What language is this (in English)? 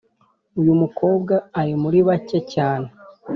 Kinyarwanda